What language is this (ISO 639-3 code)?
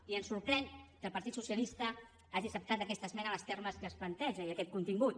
cat